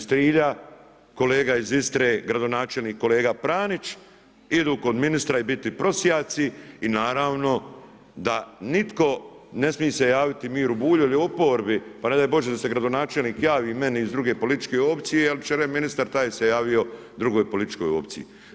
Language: Croatian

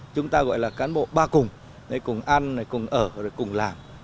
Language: Vietnamese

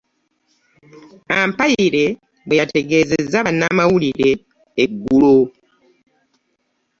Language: Ganda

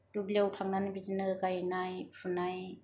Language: Bodo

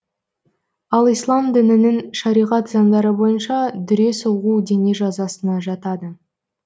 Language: Kazakh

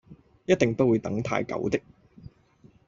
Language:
Cantonese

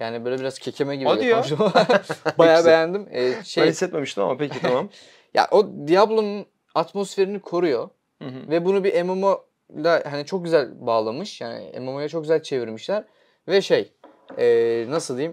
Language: Turkish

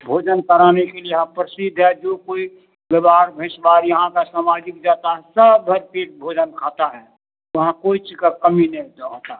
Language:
Hindi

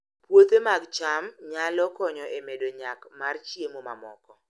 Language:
Luo (Kenya and Tanzania)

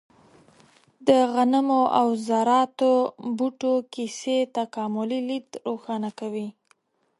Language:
Pashto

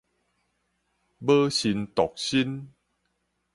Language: Min Nan Chinese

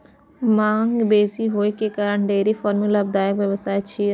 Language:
Maithili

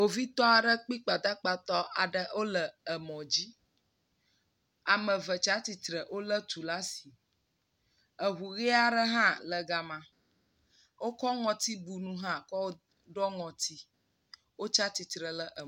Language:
Ewe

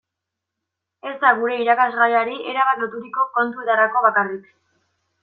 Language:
Basque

